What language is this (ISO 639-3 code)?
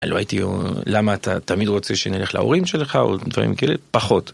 heb